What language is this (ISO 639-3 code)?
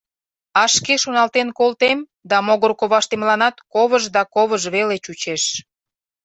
chm